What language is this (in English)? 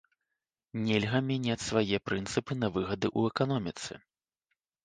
Belarusian